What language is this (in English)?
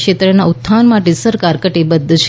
Gujarati